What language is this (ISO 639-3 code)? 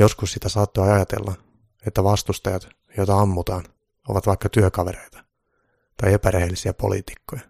fin